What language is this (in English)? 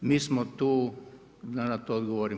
Croatian